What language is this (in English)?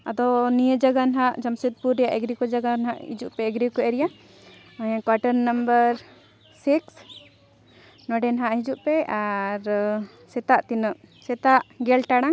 Santali